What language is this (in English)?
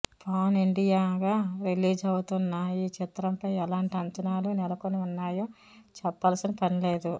Telugu